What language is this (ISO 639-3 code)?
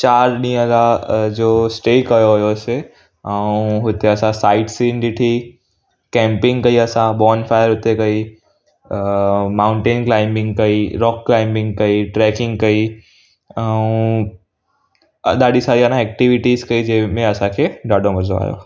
snd